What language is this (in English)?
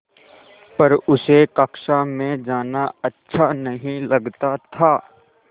Hindi